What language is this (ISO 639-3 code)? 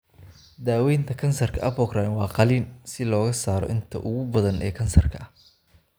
som